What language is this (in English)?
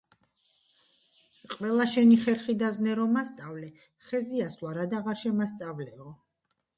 Georgian